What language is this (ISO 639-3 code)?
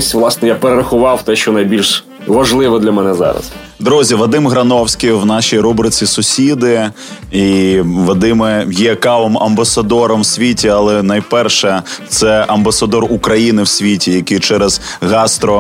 ukr